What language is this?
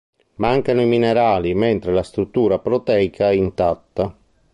Italian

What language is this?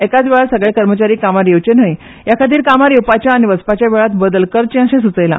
Konkani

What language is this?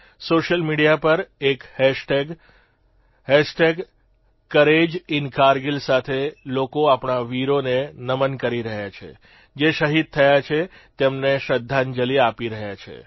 Gujarati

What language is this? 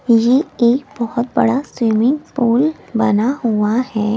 Hindi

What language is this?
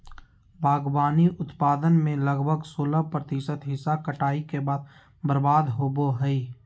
Magahi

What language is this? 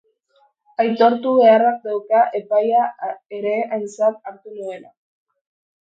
Basque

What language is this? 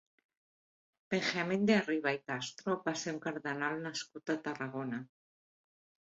Catalan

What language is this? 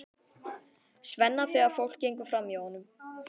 Icelandic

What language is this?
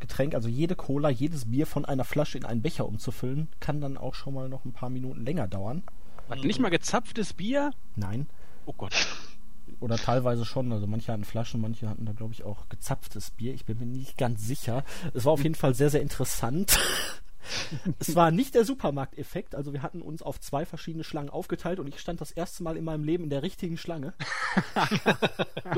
German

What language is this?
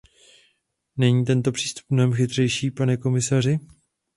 Czech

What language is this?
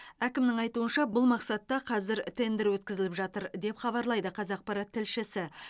Kazakh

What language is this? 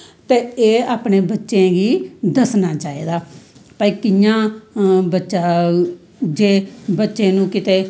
Dogri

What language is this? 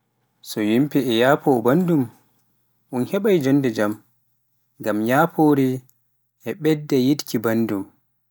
Pular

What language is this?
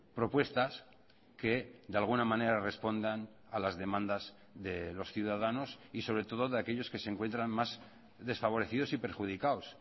Spanish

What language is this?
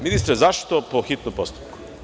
Serbian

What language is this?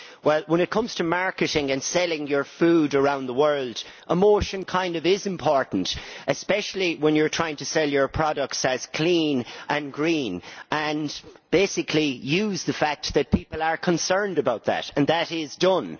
English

